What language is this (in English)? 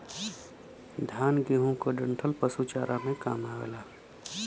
Bhojpuri